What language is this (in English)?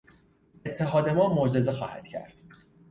Persian